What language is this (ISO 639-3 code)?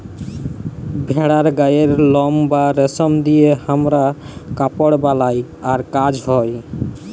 ben